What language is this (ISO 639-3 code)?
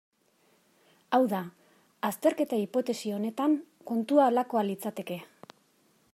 eus